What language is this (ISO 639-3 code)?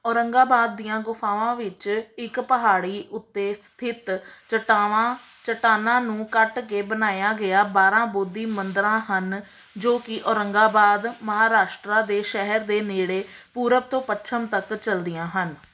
pan